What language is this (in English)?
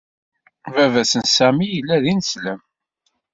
Kabyle